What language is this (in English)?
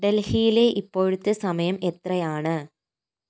Malayalam